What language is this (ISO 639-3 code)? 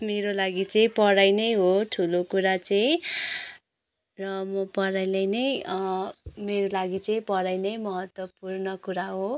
nep